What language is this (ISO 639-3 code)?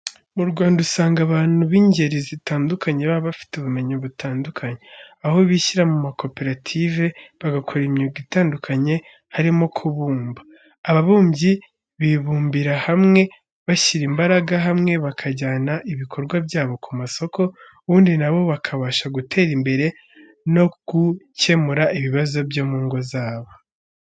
kin